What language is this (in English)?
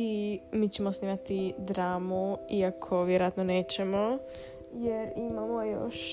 Croatian